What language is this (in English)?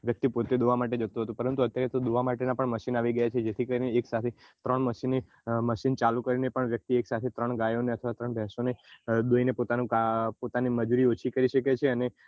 Gujarati